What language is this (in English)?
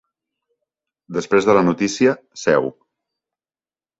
Catalan